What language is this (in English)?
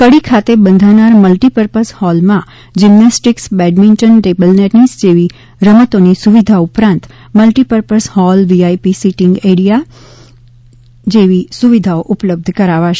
Gujarati